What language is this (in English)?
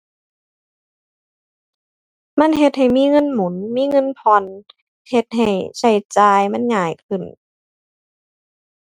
Thai